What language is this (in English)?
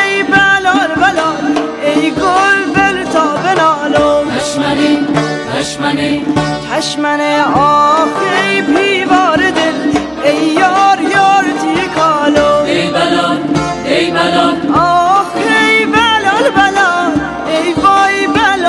Persian